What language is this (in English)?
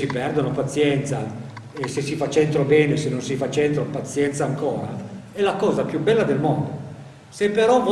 Italian